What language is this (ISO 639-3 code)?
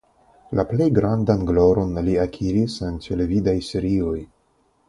epo